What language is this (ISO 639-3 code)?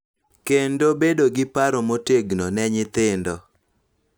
luo